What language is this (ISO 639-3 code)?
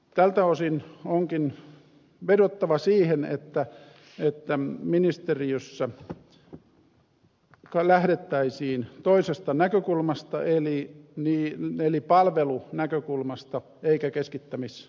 fin